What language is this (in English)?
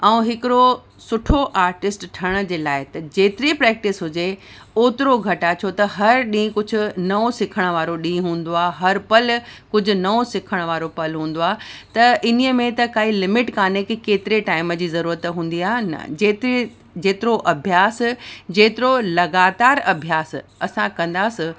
Sindhi